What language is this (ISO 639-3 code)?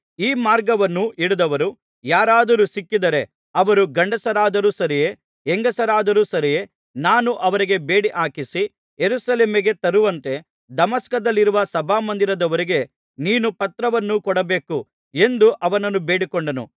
kan